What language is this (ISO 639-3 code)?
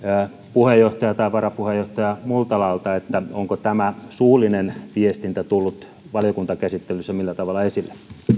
fin